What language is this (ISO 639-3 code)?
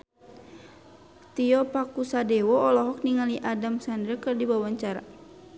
sun